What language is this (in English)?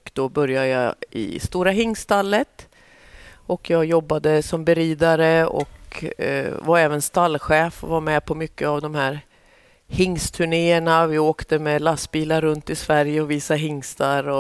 Swedish